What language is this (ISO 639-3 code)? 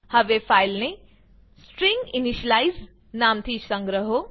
guj